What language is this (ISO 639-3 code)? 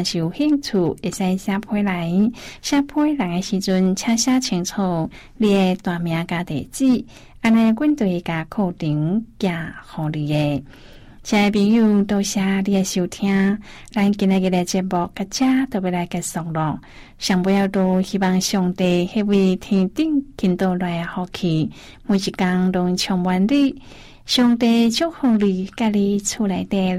zho